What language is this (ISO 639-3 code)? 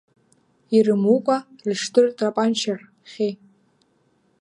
abk